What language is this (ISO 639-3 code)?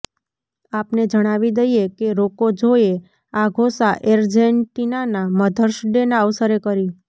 guj